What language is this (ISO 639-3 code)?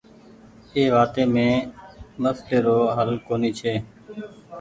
gig